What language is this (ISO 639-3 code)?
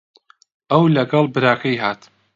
ckb